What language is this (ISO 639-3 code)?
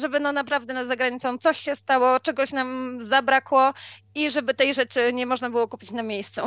pol